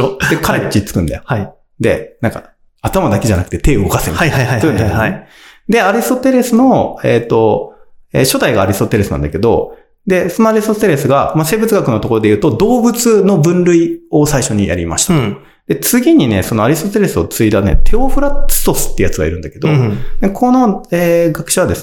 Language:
Japanese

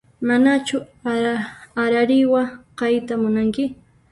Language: Puno Quechua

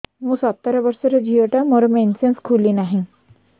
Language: Odia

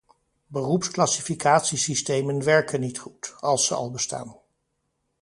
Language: Dutch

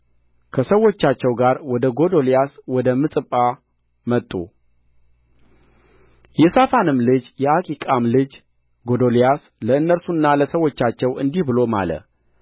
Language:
Amharic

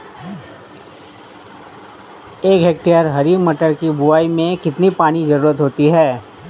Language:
Hindi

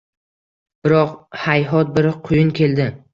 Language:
Uzbek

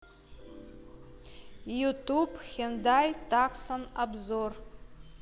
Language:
Russian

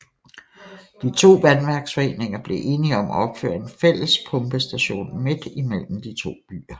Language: Danish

